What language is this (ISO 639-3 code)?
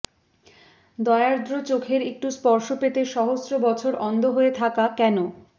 ben